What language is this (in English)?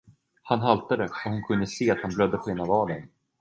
Swedish